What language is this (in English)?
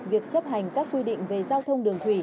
Vietnamese